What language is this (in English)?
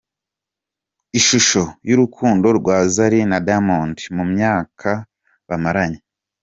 Kinyarwanda